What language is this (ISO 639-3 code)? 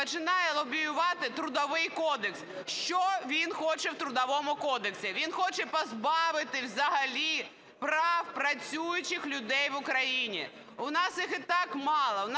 ukr